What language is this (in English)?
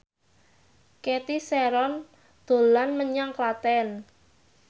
Javanese